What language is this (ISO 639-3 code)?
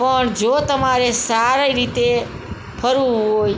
guj